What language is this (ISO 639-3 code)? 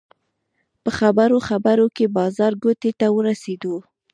pus